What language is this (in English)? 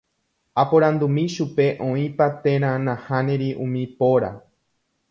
Guarani